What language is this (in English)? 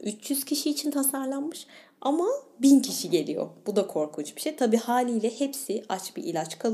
Turkish